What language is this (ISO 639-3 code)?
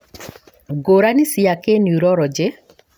kik